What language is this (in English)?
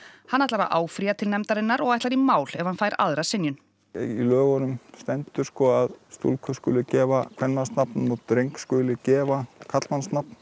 Icelandic